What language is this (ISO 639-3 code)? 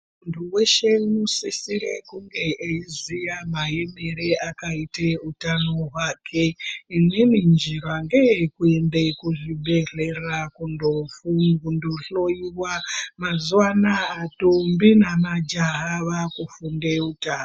ndc